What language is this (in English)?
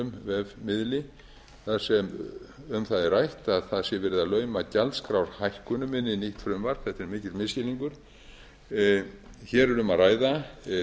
Icelandic